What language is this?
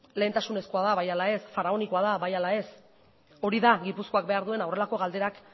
Basque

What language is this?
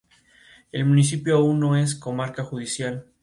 Spanish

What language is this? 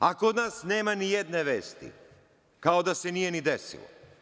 Serbian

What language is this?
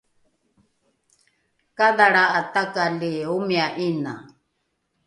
Rukai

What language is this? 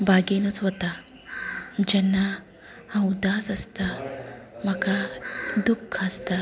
Konkani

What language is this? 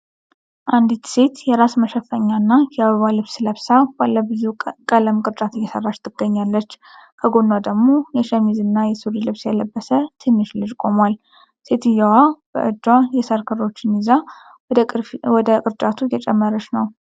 Amharic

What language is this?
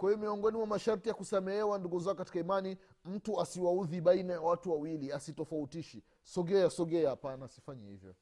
Swahili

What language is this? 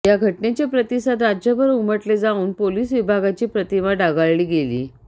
Marathi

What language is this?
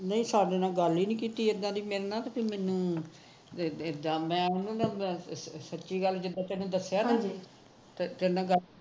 Punjabi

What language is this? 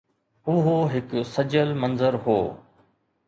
Sindhi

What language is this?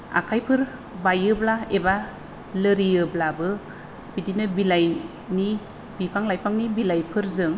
Bodo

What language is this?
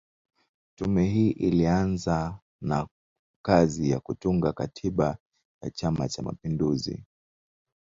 Swahili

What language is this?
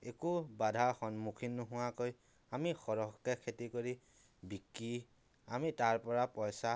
Assamese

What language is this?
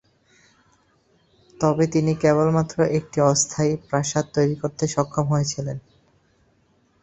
Bangla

